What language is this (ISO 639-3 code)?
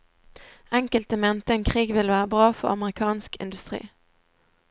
nor